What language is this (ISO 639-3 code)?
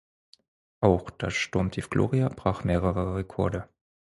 deu